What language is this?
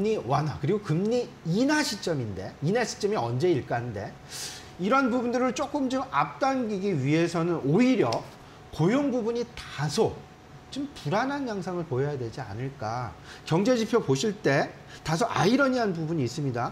Korean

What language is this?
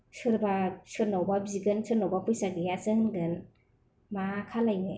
Bodo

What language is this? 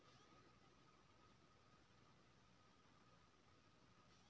Maithili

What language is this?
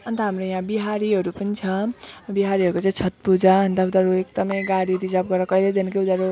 Nepali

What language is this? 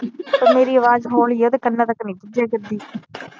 Punjabi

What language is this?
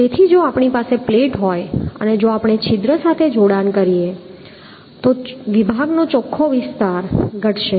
Gujarati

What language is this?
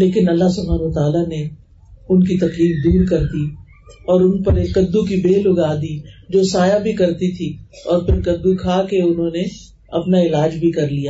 Urdu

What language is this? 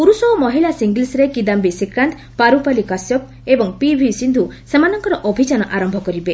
Odia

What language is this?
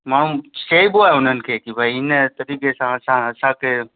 Sindhi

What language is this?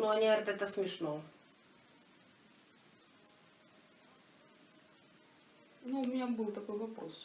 Russian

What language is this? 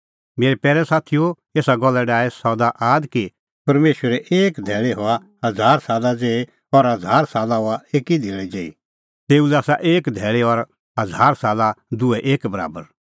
Kullu Pahari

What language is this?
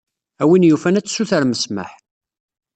Kabyle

